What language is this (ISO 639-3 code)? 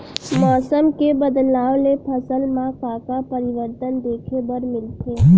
hne